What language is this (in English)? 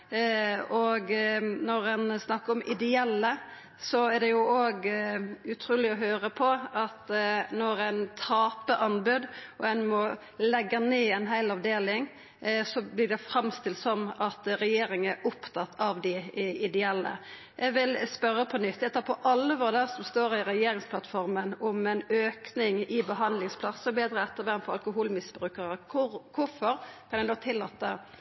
Norwegian Nynorsk